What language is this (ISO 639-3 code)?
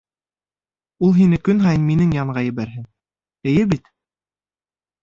bak